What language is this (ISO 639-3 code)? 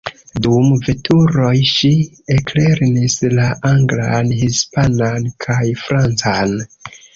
epo